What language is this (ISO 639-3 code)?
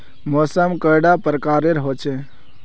mag